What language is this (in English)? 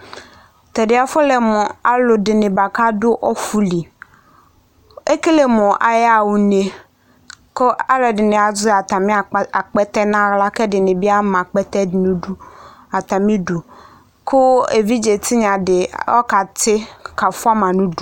Ikposo